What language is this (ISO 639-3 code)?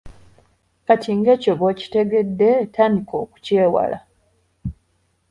lug